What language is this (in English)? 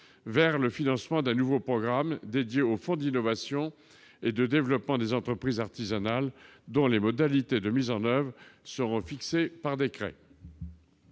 French